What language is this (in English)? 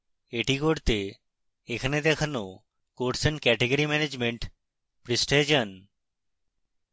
Bangla